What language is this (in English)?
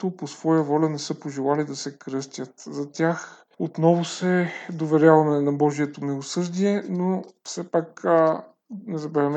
Bulgarian